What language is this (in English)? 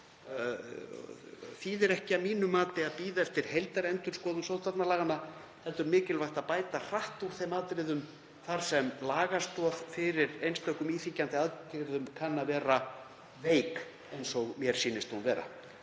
Icelandic